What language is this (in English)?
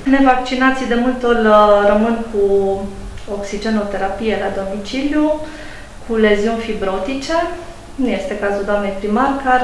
Romanian